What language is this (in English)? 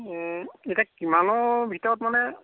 Assamese